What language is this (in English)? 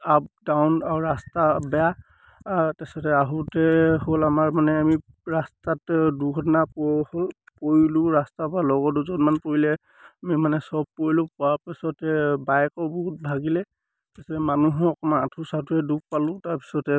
Assamese